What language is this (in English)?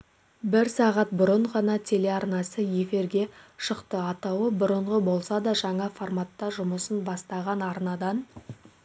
Kazakh